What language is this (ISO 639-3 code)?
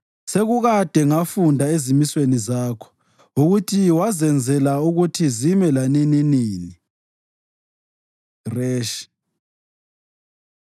nde